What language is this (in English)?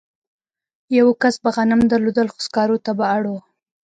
Pashto